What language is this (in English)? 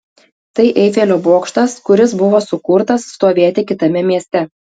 Lithuanian